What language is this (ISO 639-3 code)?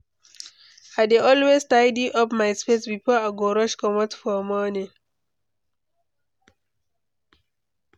pcm